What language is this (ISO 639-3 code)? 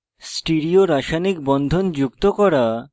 ben